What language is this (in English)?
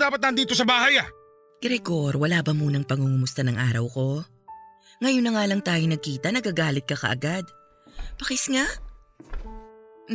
Filipino